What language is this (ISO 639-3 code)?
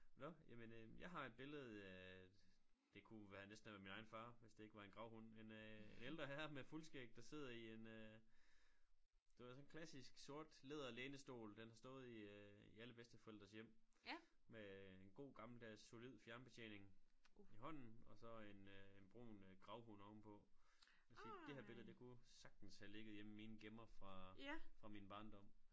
dan